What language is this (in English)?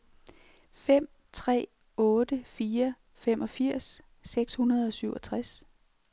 Danish